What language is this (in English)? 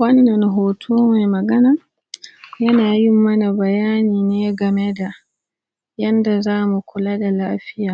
Hausa